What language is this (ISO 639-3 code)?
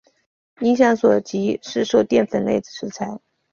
zho